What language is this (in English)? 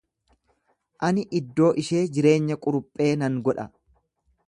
Oromo